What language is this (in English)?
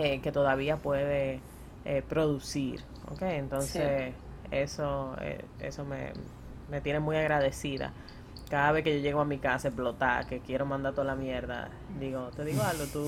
Spanish